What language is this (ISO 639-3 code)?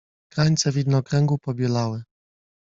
pol